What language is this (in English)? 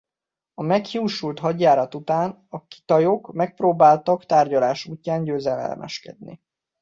Hungarian